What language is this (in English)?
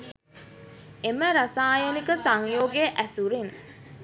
Sinhala